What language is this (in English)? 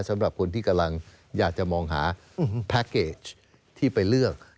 Thai